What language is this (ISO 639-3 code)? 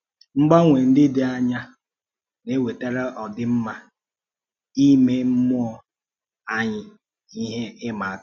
ibo